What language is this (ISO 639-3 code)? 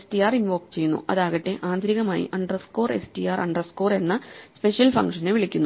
mal